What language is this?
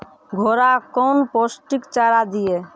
Maithili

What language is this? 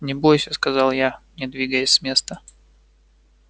Russian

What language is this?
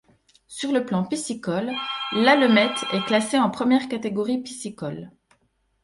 French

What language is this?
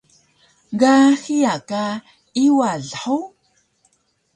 Taroko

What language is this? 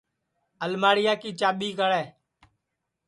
Sansi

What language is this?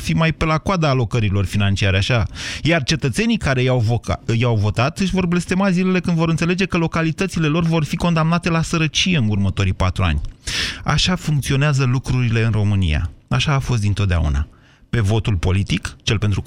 Romanian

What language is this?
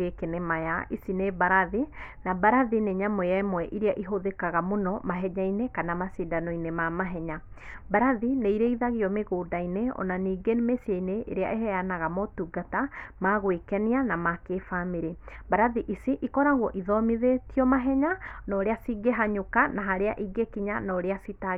Kikuyu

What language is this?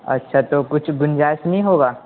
Urdu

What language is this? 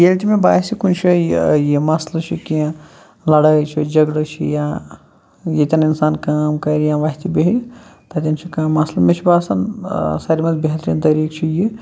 Kashmiri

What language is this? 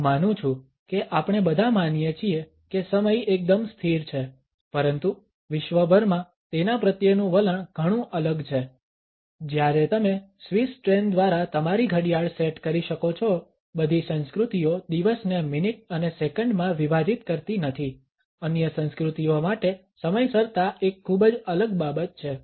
Gujarati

